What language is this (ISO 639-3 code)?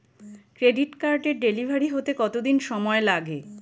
ben